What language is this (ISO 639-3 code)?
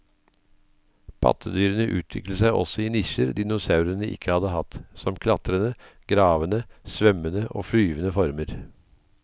nor